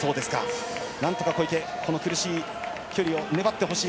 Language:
Japanese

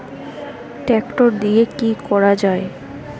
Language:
Bangla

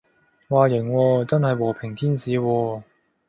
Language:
Cantonese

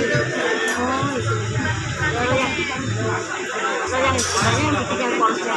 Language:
Indonesian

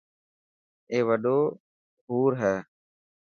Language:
Dhatki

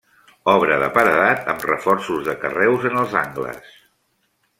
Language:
Catalan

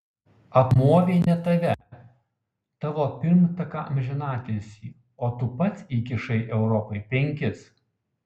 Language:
Lithuanian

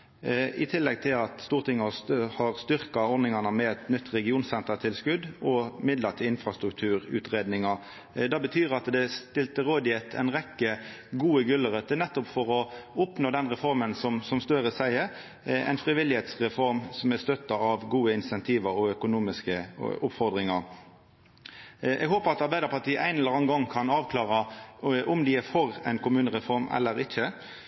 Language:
Norwegian Nynorsk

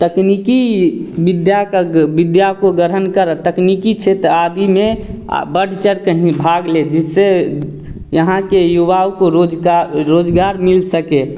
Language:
Hindi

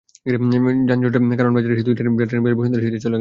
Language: Bangla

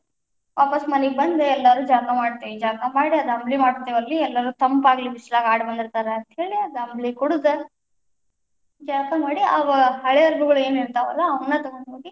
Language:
Kannada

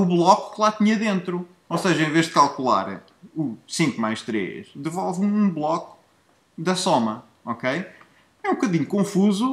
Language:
Portuguese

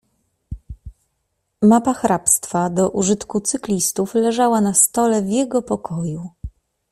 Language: Polish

